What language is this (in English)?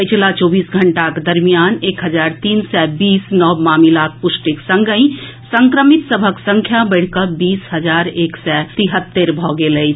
Maithili